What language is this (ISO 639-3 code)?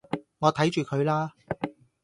yue